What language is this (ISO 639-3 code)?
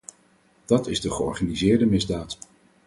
nld